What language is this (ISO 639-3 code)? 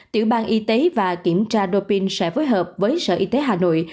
vie